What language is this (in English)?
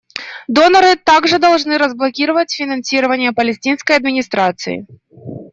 Russian